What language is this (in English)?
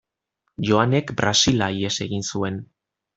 Basque